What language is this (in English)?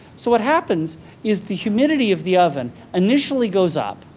English